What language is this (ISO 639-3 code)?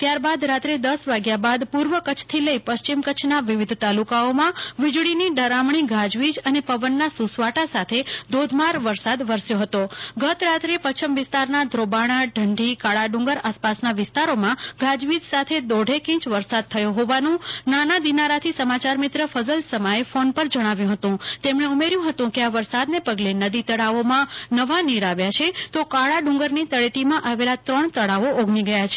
guj